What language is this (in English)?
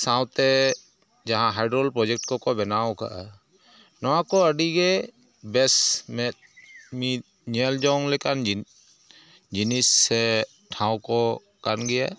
Santali